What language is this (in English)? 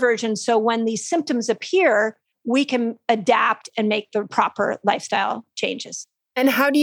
English